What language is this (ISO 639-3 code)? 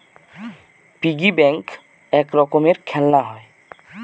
ben